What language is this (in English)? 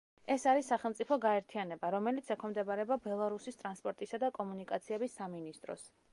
Georgian